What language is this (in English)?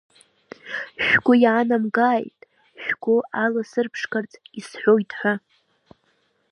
Abkhazian